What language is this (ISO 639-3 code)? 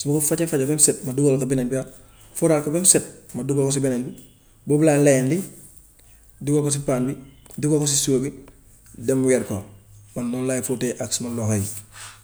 wof